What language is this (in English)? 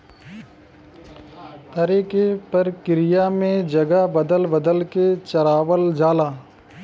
Bhojpuri